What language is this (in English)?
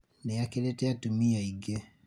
Kikuyu